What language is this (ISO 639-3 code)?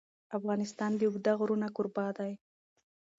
pus